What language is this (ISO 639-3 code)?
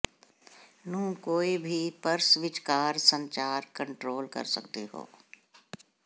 pan